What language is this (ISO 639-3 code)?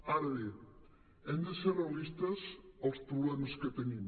cat